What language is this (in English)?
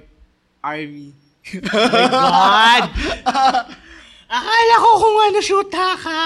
Filipino